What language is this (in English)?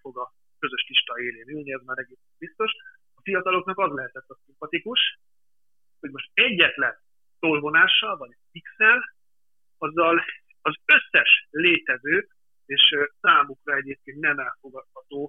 Hungarian